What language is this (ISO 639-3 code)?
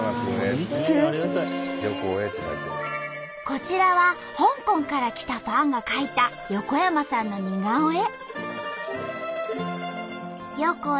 jpn